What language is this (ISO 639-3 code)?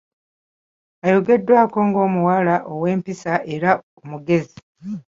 lug